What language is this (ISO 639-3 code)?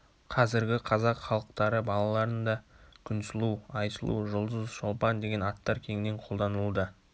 kaz